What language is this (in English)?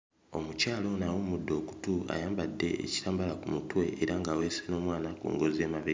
Ganda